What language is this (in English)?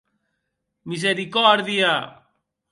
Occitan